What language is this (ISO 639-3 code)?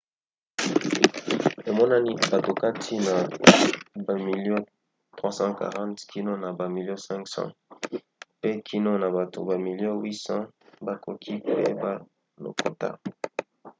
lin